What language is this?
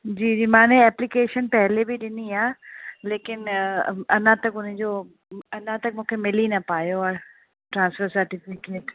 Sindhi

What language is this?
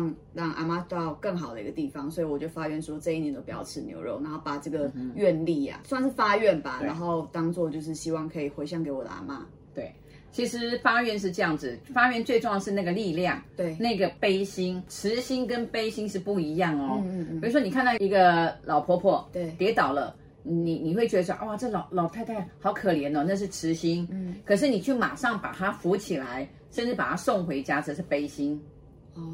Chinese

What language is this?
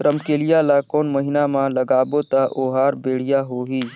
Chhattisgarhi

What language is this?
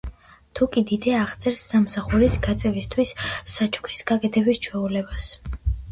Georgian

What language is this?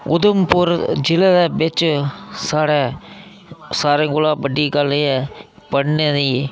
Dogri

